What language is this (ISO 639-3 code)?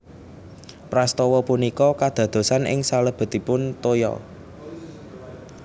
jav